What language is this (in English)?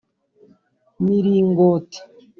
Kinyarwanda